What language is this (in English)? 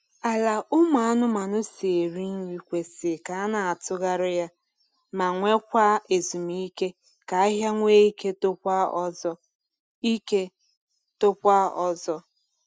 Igbo